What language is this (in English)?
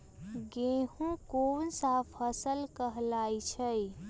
Magahi